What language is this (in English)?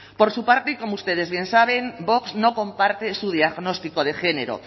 Spanish